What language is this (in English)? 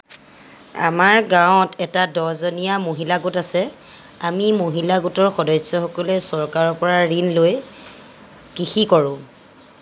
Assamese